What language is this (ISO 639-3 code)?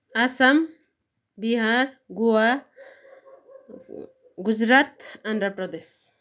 nep